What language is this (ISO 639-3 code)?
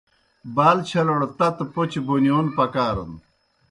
plk